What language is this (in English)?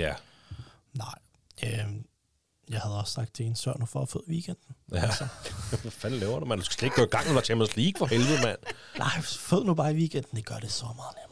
Danish